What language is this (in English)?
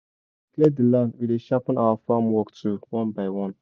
Nigerian Pidgin